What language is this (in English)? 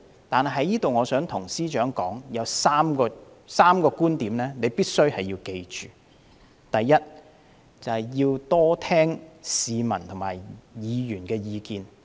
Cantonese